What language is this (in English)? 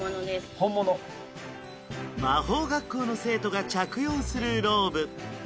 Japanese